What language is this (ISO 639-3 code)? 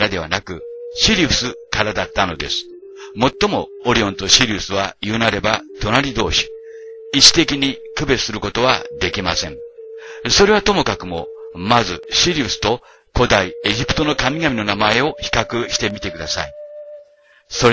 jpn